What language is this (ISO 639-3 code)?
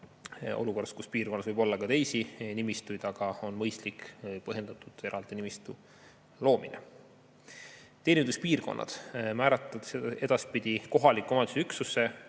est